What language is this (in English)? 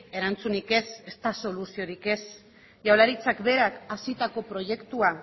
Basque